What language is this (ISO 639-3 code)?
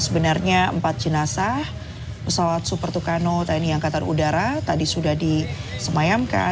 ind